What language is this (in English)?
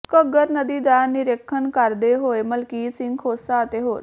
Punjabi